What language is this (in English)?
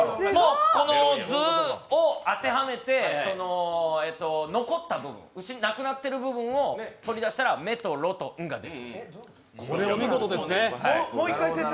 Japanese